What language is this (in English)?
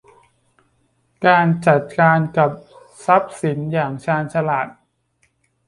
Thai